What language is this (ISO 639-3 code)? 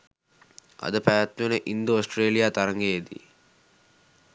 sin